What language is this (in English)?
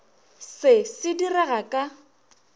Northern Sotho